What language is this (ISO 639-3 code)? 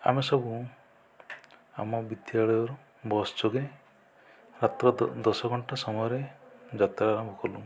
ori